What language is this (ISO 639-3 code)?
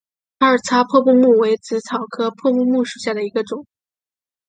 zho